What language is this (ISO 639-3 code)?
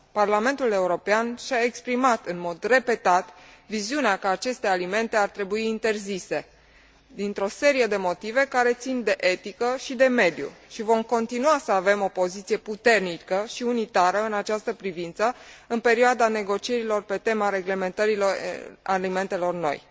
ron